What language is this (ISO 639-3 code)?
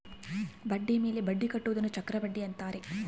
kan